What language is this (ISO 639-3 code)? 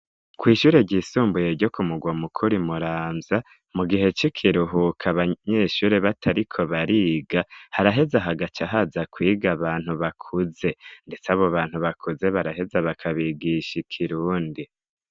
run